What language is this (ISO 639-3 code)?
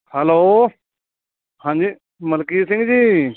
pan